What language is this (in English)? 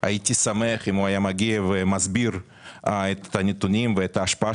Hebrew